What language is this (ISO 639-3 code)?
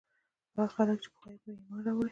pus